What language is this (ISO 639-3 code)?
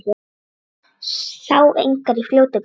isl